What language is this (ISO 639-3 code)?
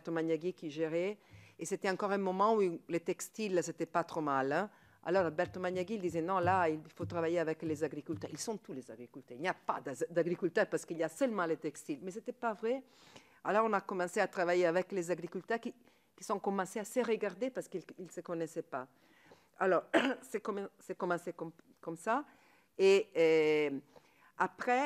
fra